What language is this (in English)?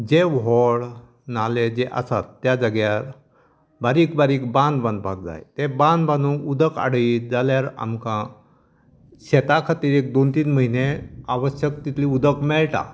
Konkani